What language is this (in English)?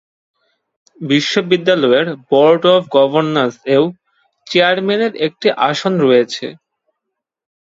Bangla